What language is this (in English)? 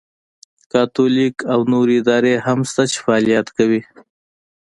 Pashto